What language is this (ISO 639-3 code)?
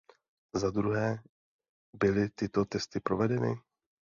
ces